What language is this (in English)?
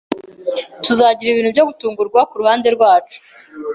Kinyarwanda